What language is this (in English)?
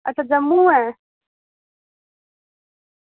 Dogri